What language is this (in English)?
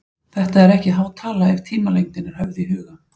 Icelandic